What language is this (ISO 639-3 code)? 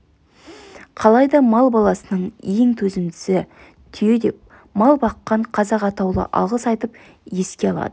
kaz